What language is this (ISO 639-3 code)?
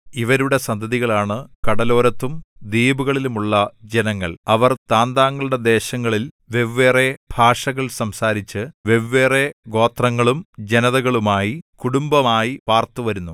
mal